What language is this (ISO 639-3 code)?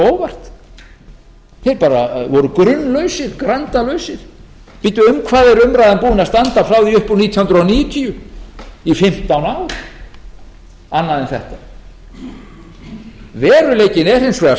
isl